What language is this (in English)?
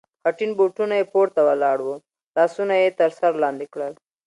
Pashto